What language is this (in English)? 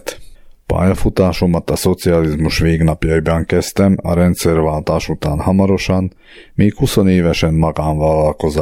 Hungarian